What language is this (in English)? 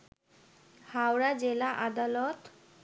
Bangla